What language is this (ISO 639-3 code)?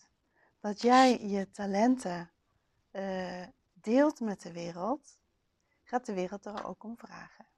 nld